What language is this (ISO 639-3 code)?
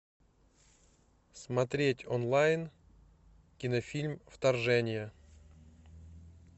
rus